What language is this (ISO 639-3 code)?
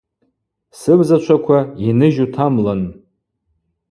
abq